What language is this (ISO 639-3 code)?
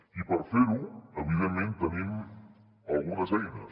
cat